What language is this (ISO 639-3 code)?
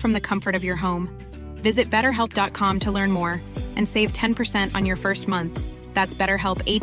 urd